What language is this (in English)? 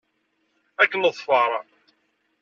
Kabyle